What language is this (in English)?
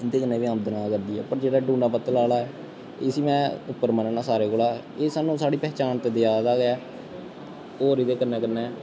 Dogri